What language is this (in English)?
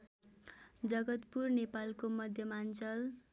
Nepali